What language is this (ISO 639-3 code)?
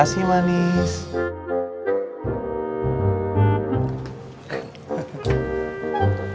ind